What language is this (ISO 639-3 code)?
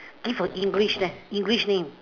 eng